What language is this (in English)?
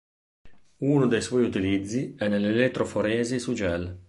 Italian